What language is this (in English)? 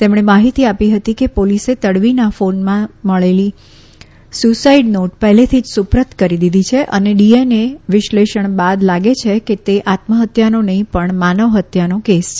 Gujarati